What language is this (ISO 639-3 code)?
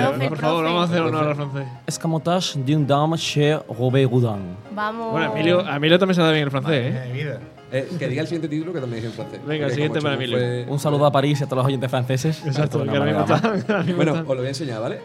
spa